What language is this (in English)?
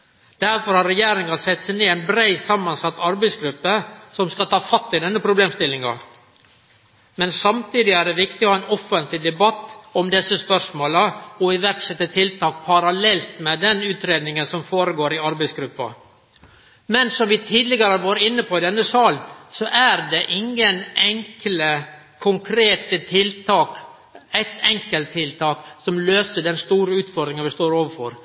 Norwegian Nynorsk